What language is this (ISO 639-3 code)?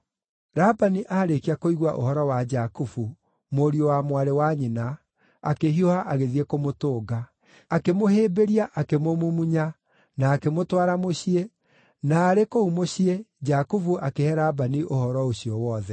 kik